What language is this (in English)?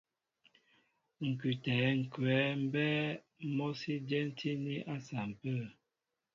Mbo (Cameroon)